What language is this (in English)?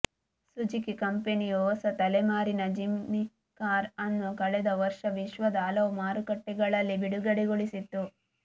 Kannada